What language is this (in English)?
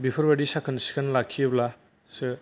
Bodo